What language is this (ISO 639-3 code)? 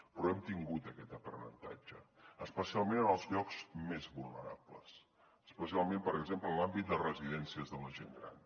cat